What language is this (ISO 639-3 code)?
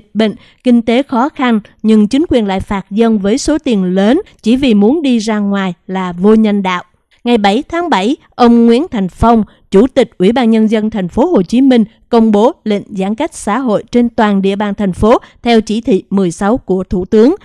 vie